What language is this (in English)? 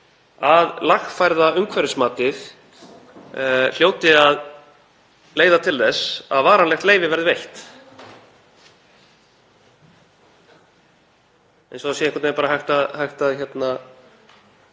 Icelandic